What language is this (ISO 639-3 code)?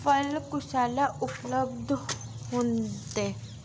doi